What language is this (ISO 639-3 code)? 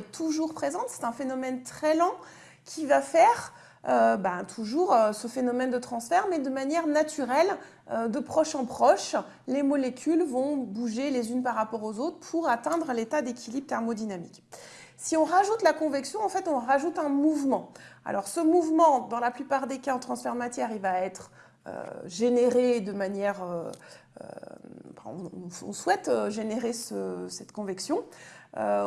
fra